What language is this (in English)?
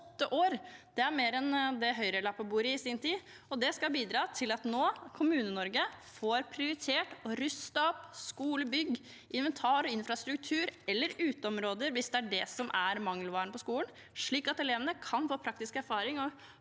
Norwegian